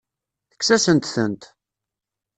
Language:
Kabyle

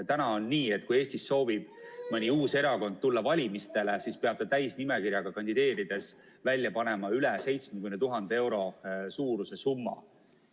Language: Estonian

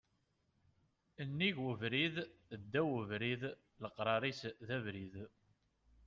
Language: Kabyle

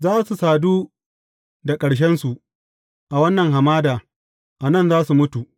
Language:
Hausa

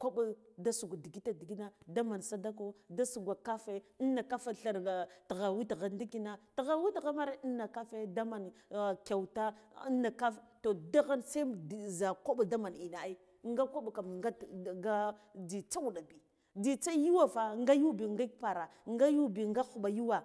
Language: Guduf-Gava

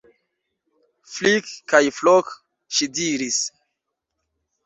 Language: Esperanto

